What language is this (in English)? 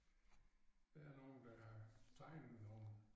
Danish